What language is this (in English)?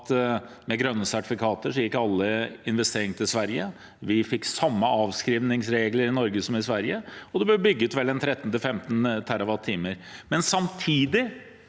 Norwegian